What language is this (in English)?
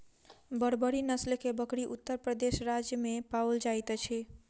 Maithili